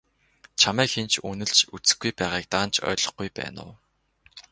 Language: Mongolian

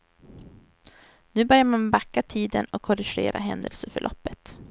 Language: Swedish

